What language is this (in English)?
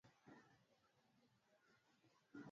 Swahili